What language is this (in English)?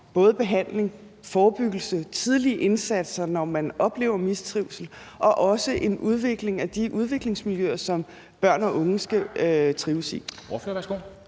Danish